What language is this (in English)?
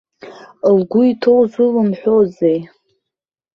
Abkhazian